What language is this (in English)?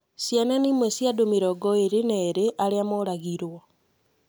Kikuyu